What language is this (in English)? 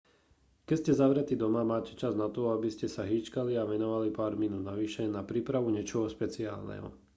Slovak